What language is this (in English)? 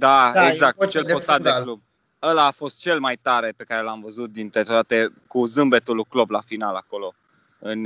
Romanian